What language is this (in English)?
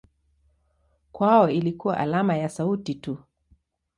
Swahili